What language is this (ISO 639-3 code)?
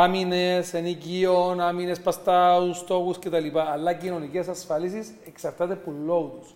ell